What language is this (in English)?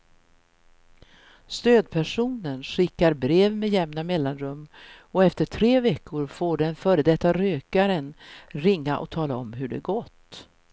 Swedish